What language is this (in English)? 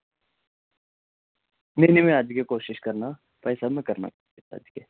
Dogri